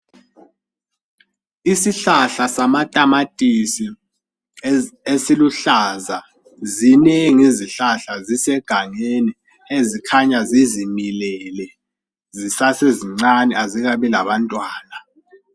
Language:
North Ndebele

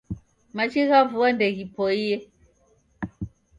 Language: Taita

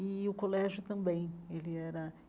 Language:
Portuguese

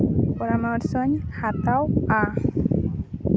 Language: Santali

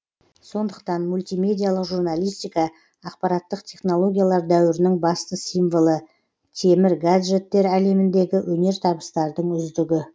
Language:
Kazakh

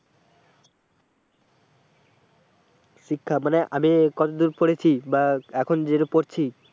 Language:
Bangla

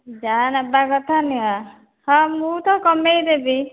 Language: Odia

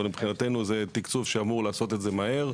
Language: Hebrew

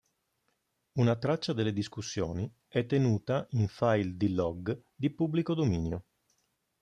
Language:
Italian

